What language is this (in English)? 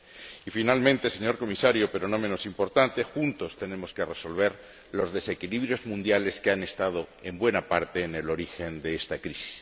Spanish